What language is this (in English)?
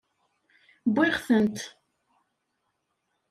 Kabyle